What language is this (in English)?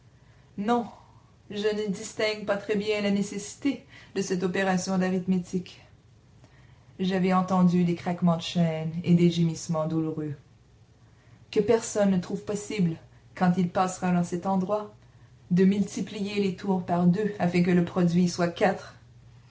French